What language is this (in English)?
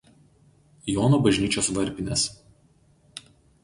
Lithuanian